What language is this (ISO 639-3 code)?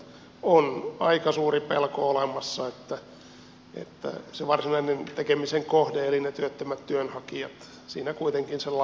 fin